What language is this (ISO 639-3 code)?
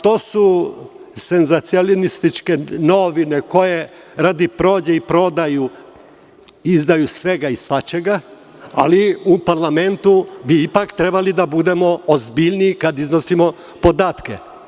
srp